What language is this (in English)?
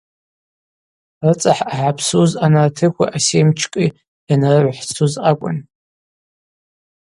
Abaza